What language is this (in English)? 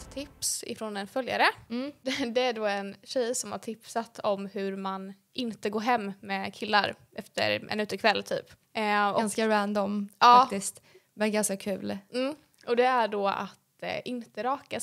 Swedish